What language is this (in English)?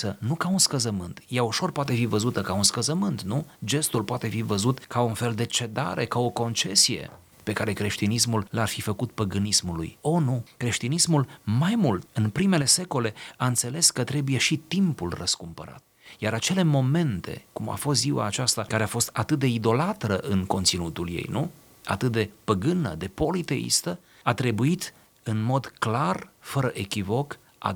Romanian